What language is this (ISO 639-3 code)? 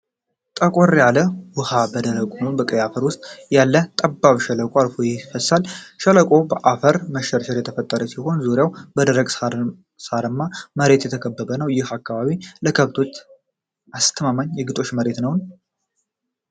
amh